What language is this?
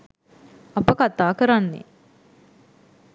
Sinhala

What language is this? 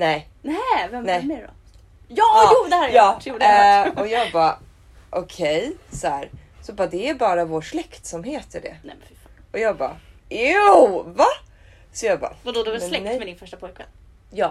Swedish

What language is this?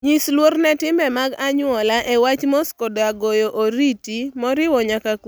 Luo (Kenya and Tanzania)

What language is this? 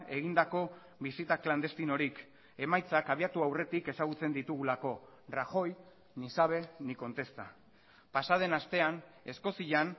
Basque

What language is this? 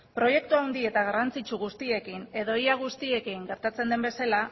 Basque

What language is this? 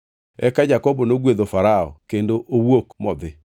Luo (Kenya and Tanzania)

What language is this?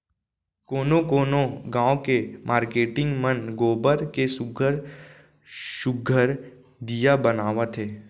Chhattisgarhi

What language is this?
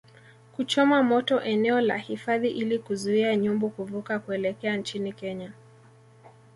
Swahili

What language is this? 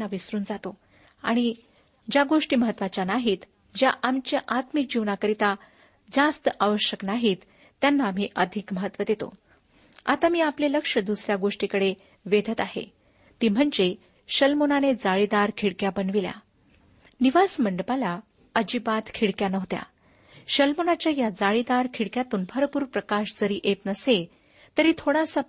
Marathi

